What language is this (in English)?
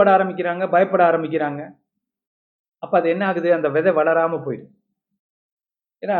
Tamil